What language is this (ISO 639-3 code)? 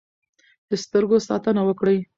pus